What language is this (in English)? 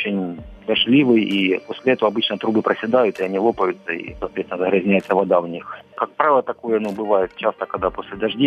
Ukrainian